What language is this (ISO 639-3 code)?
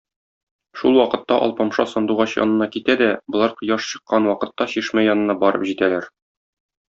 tat